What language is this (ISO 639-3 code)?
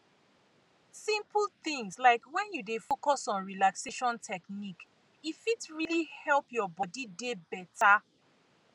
pcm